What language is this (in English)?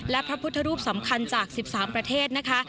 Thai